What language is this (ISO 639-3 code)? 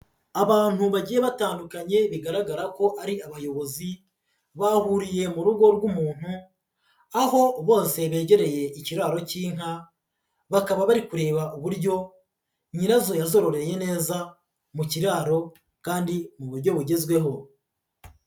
kin